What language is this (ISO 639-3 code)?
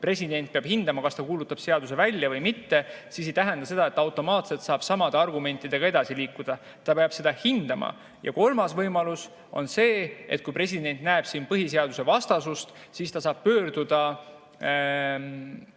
est